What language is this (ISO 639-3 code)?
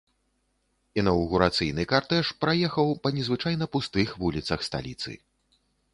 bel